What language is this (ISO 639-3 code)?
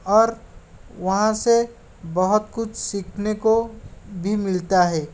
hin